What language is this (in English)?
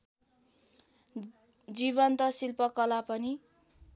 Nepali